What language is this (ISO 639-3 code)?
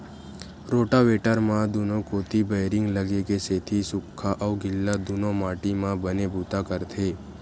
hne